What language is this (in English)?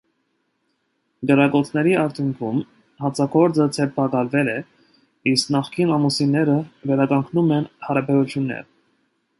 Armenian